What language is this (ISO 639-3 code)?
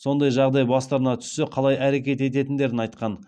kaz